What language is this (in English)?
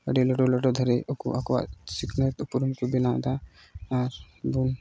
Santali